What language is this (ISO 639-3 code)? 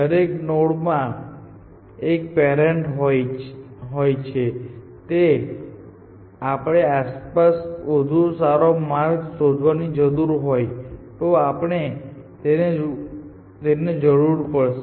guj